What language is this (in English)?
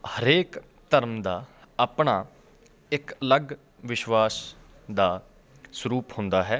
Punjabi